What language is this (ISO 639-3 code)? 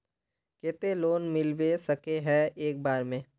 mag